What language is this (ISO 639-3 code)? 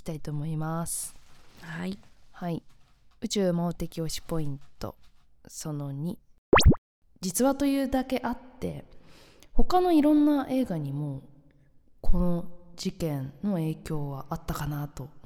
jpn